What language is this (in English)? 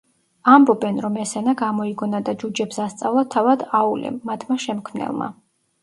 Georgian